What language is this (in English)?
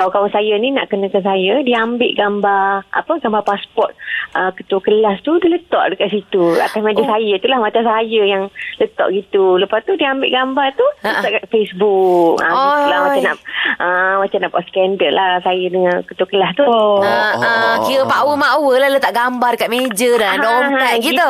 Malay